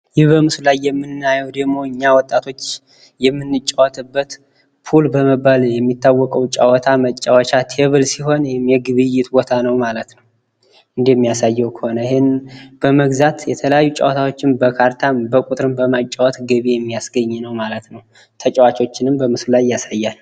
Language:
Amharic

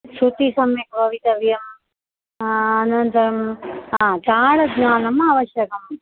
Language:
Sanskrit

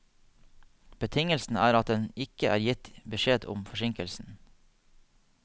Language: Norwegian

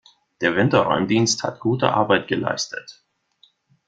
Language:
German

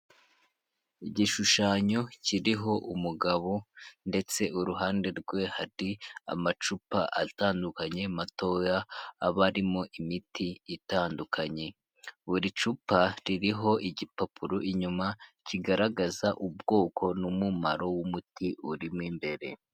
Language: Kinyarwanda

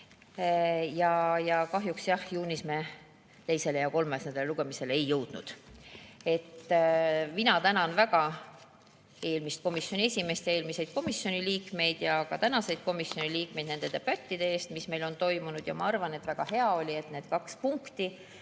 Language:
Estonian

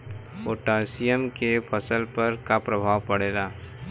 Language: Bhojpuri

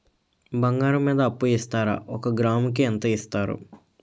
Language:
Telugu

